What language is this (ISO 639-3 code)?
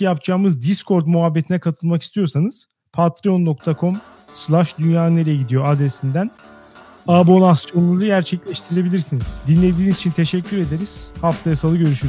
tur